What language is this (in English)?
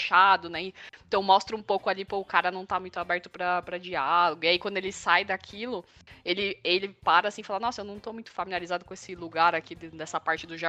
Portuguese